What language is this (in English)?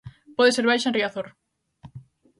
Galician